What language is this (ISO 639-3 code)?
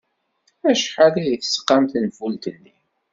kab